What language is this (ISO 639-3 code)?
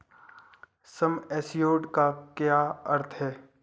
hin